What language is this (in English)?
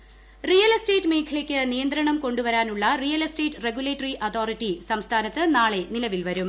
Malayalam